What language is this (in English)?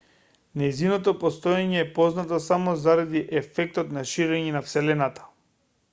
Macedonian